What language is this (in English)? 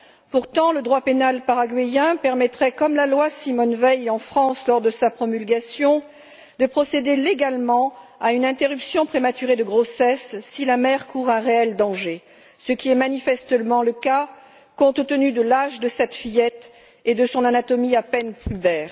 French